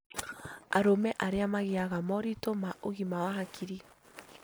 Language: Kikuyu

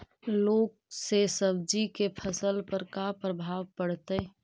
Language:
Magahi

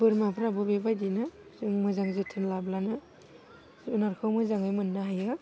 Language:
Bodo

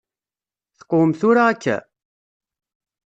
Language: Kabyle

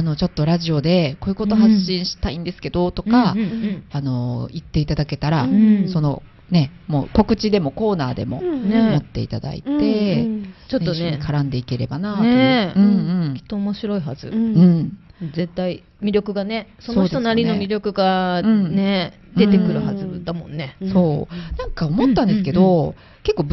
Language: Japanese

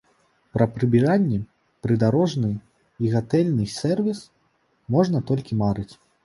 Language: Belarusian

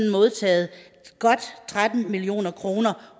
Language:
Danish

